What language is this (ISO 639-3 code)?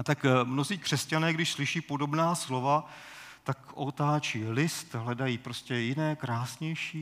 ces